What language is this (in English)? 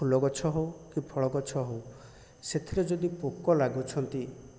Odia